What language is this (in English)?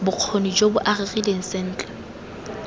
Tswana